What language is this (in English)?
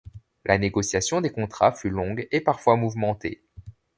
French